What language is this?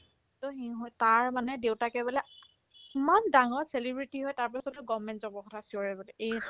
Assamese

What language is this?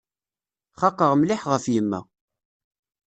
Kabyle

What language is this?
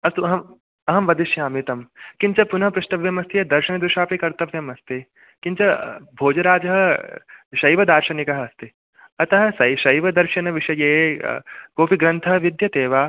Sanskrit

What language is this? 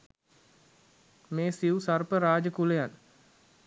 Sinhala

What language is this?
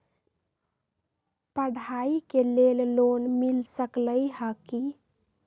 Magahi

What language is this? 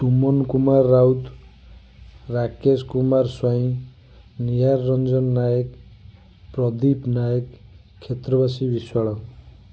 Odia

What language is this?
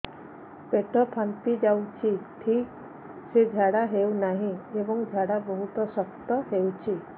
Odia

